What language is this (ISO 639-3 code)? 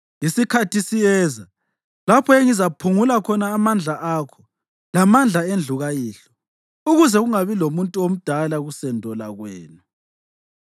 nde